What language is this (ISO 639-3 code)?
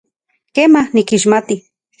ncx